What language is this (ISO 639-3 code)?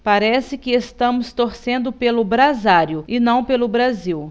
por